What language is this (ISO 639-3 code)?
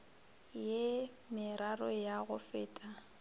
nso